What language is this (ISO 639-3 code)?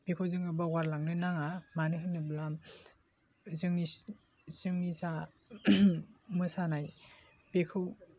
brx